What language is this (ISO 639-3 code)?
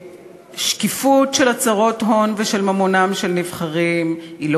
heb